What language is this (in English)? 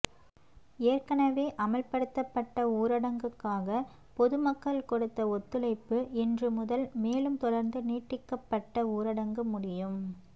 Tamil